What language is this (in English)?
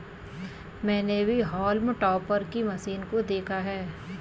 Hindi